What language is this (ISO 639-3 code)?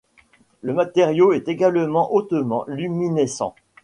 fra